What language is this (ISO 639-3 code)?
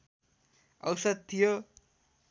nep